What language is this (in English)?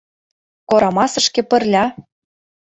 Mari